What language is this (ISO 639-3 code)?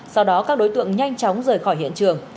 vie